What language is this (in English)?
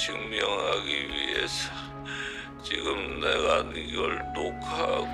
Korean